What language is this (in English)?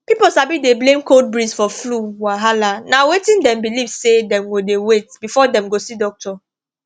Nigerian Pidgin